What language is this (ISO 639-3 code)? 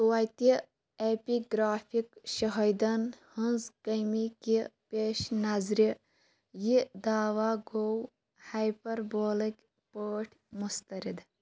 kas